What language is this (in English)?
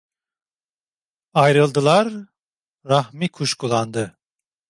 Turkish